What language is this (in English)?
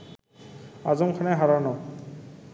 Bangla